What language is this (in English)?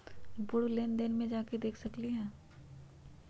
Magahi